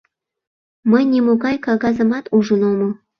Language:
Mari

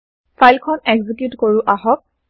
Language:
Assamese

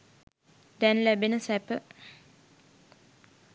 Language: Sinhala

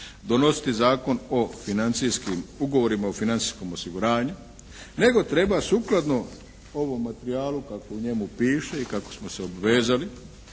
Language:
Croatian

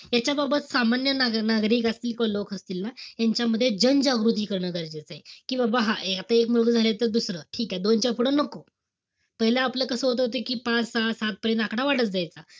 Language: Marathi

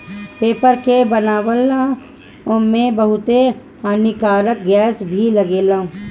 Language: Bhojpuri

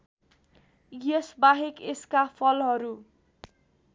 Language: Nepali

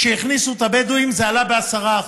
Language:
Hebrew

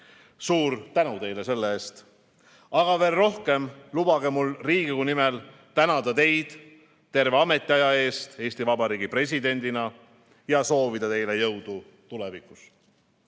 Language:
Estonian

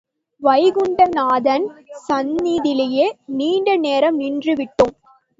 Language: Tamil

